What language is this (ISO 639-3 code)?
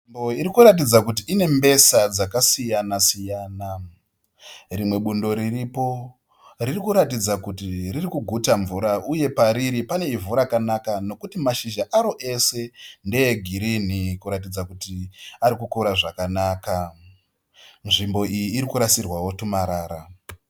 sna